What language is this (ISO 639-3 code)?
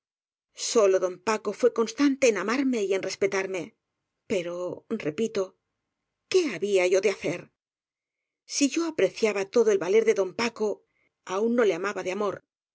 spa